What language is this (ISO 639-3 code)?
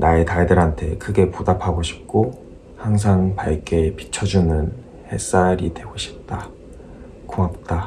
kor